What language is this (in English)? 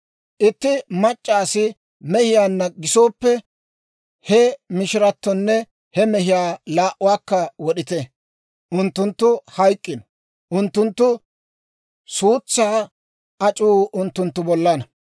Dawro